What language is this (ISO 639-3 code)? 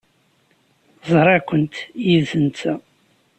kab